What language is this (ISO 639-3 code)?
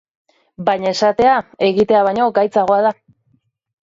eus